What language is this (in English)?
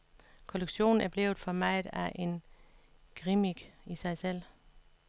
Danish